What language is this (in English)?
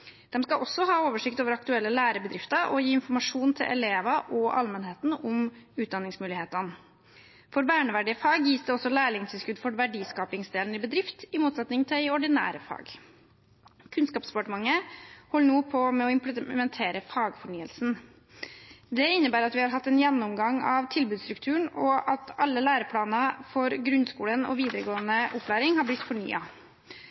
Norwegian Bokmål